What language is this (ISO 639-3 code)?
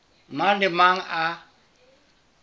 sot